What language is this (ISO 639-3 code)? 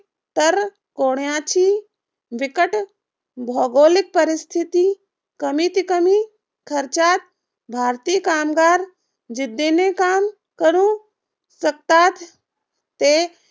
mar